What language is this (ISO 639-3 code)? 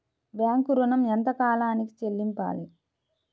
tel